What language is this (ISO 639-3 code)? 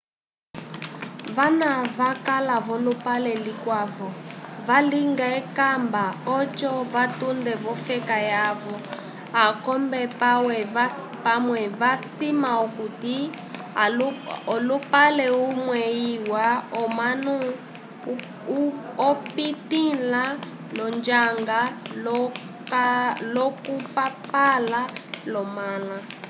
umb